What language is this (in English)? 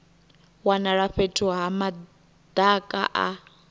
Venda